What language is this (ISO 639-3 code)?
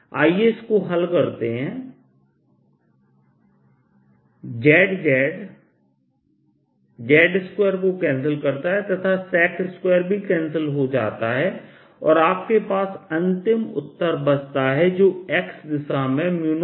hin